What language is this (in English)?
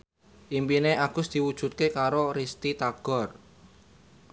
Javanese